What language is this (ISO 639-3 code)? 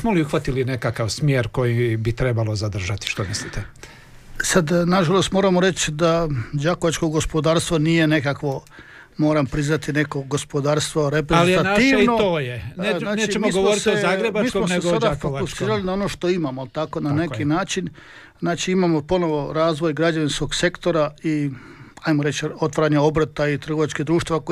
hrv